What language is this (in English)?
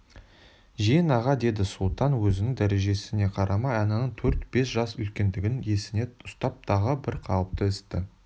Kazakh